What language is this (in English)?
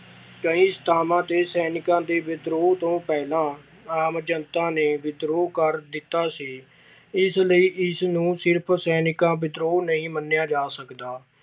Punjabi